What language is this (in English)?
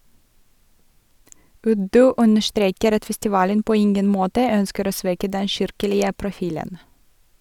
Norwegian